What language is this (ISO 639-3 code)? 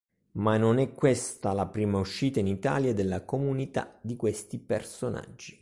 ita